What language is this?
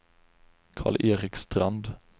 Swedish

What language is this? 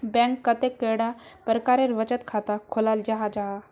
Magahi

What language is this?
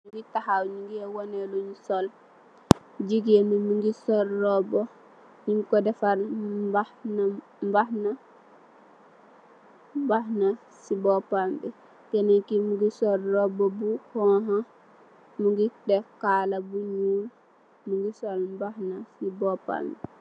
Wolof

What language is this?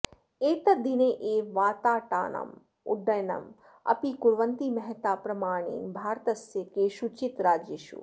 Sanskrit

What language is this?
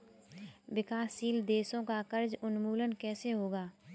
Hindi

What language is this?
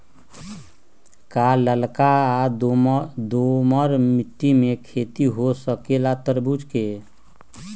Magahi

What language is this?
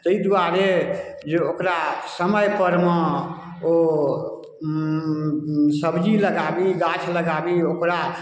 Maithili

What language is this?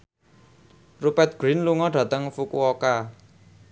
Javanese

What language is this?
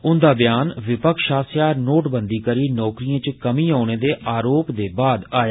Dogri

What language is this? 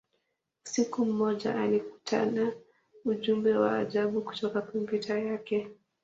Swahili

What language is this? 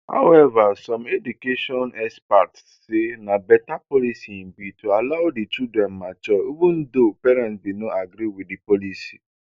Nigerian Pidgin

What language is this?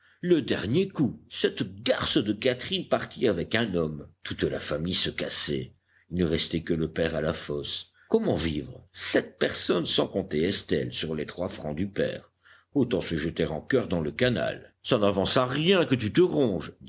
French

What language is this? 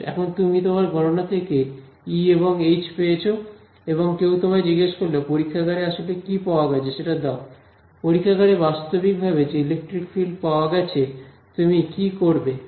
Bangla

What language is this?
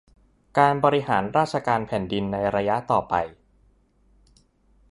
Thai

